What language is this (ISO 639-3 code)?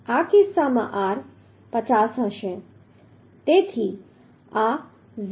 guj